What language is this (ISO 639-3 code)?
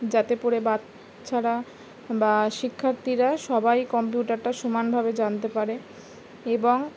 ben